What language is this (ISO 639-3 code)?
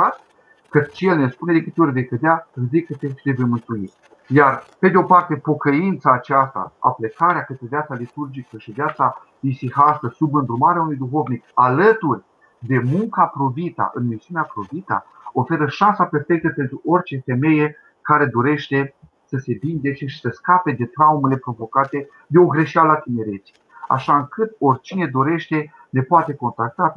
ron